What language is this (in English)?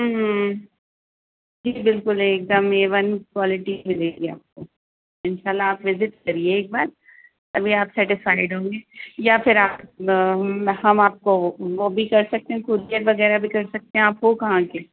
Urdu